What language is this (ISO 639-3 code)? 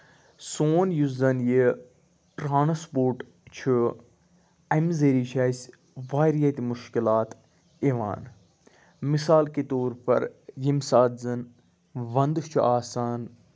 kas